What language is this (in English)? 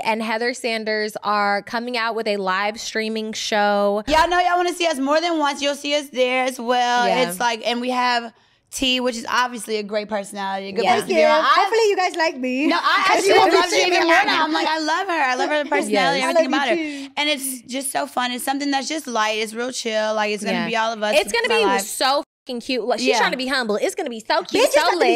English